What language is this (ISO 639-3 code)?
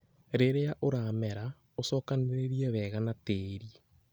kik